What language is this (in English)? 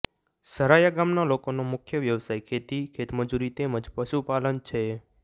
Gujarati